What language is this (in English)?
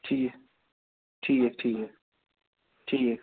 Kashmiri